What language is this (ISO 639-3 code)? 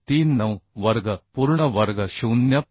mar